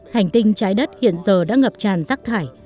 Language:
Vietnamese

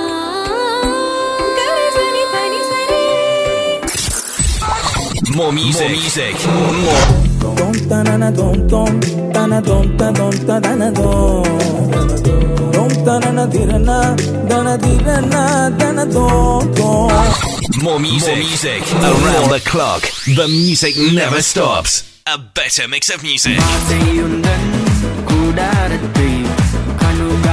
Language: Urdu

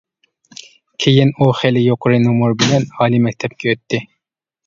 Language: Uyghur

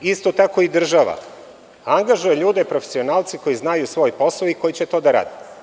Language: Serbian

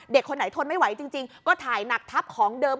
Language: Thai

